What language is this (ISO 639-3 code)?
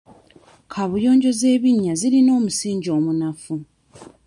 lug